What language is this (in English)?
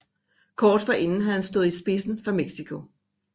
Danish